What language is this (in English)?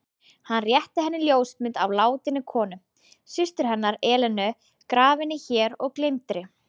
Icelandic